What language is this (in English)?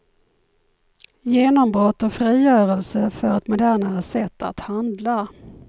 Swedish